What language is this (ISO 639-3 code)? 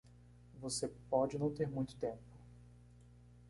por